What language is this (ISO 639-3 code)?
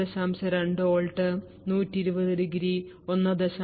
mal